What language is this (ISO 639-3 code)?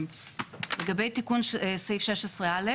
heb